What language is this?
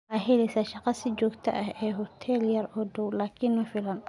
Somali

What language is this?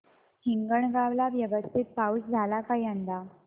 Marathi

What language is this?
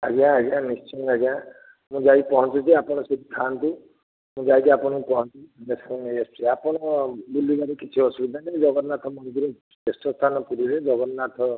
Odia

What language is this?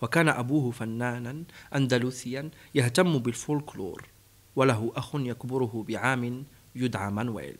Arabic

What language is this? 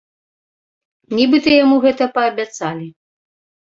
Belarusian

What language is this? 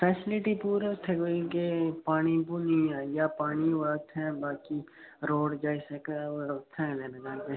Dogri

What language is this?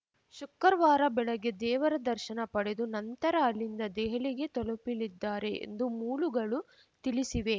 Kannada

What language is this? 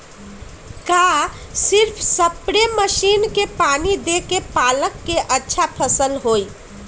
Magahi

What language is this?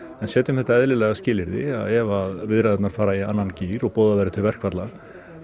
Icelandic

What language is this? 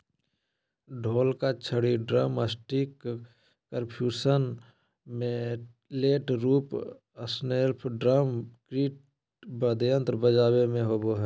Magahi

